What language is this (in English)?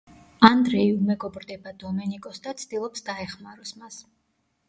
Georgian